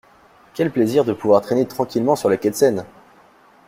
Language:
French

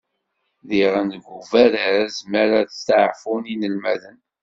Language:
Kabyle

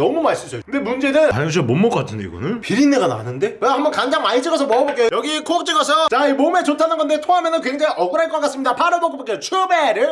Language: Korean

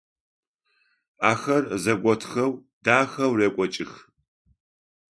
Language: Adyghe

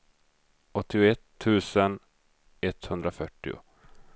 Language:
Swedish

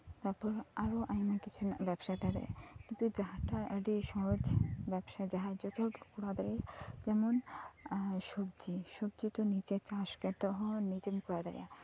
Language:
Santali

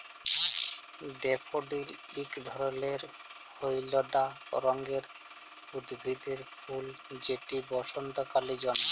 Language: Bangla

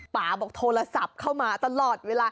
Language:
Thai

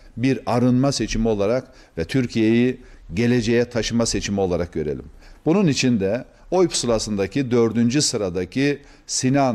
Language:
Turkish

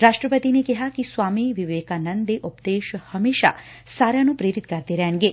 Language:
Punjabi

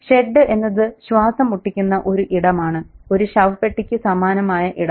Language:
Malayalam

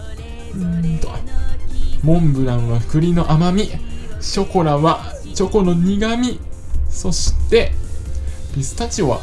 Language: Japanese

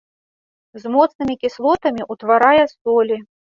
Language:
Belarusian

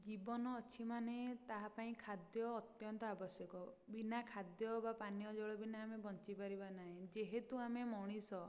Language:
Odia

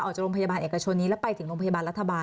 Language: Thai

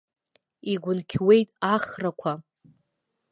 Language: Abkhazian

